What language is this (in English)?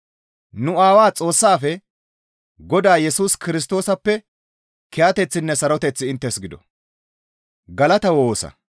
Gamo